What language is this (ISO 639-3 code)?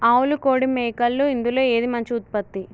tel